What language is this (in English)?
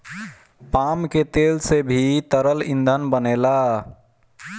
Bhojpuri